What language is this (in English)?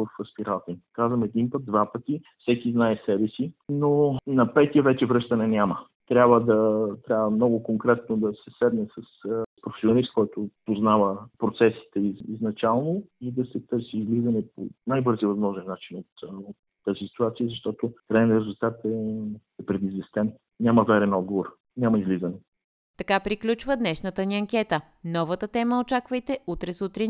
Bulgarian